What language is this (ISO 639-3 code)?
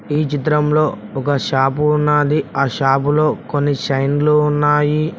tel